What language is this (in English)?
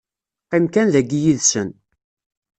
Kabyle